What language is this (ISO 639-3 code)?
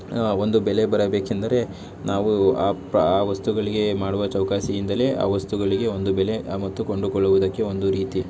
kan